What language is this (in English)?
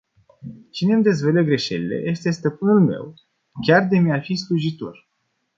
Romanian